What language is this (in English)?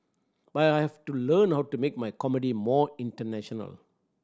English